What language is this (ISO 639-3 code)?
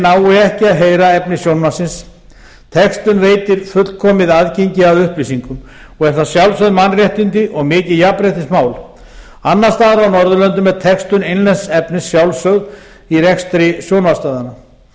isl